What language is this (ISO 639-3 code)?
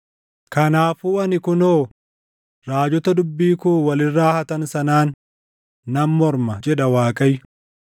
orm